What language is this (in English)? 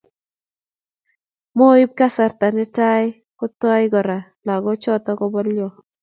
Kalenjin